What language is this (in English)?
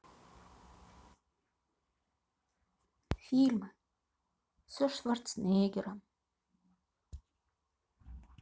Russian